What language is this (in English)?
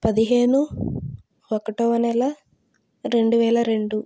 Telugu